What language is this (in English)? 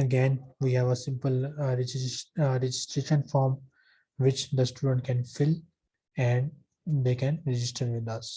English